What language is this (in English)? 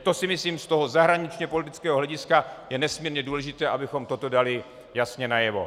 Czech